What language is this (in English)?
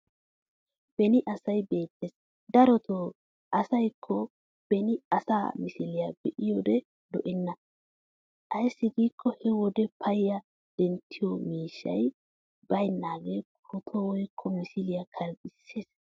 Wolaytta